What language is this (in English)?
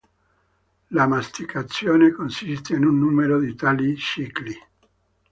Italian